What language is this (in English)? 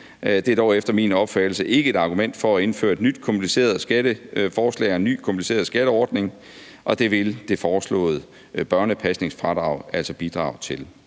Danish